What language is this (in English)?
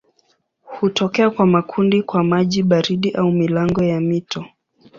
Swahili